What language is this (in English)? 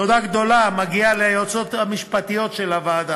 Hebrew